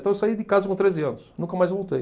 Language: Portuguese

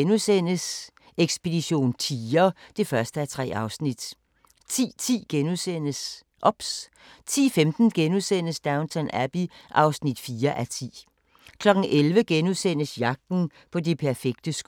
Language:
Danish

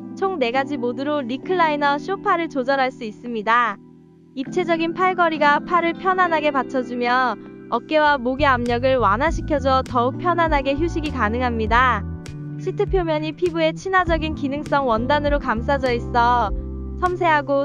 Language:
Korean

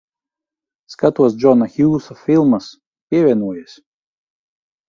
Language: Latvian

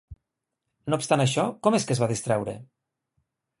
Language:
Catalan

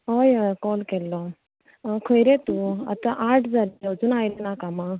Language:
Konkani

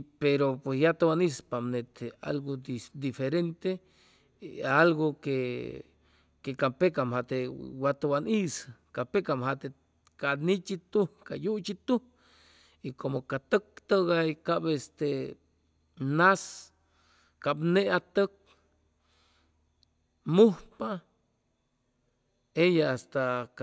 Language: Chimalapa Zoque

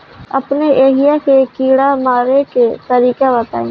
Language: Bhojpuri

